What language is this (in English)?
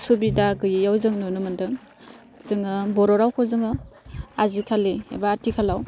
Bodo